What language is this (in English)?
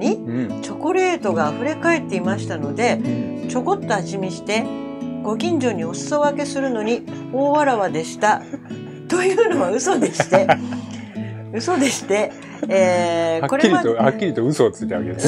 Japanese